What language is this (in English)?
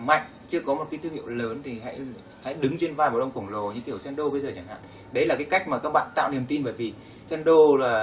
Vietnamese